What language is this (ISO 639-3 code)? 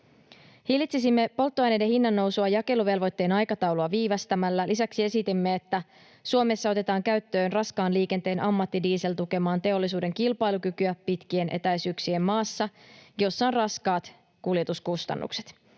fin